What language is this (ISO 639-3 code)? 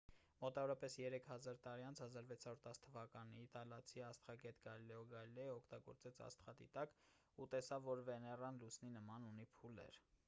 hye